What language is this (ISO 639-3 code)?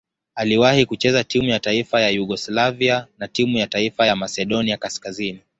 swa